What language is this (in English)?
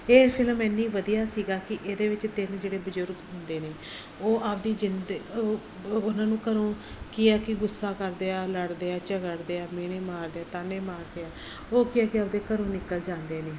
Punjabi